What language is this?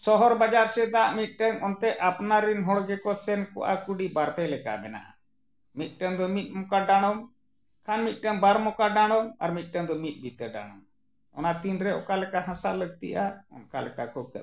Santali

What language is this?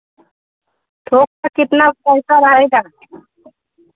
Hindi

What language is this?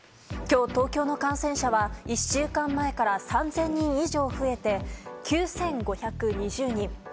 Japanese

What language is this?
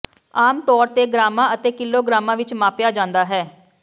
Punjabi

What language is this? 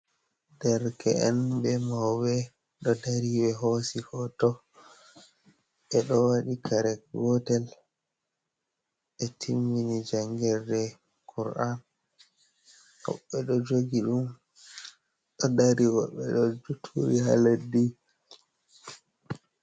Fula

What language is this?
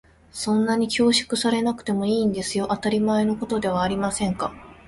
Japanese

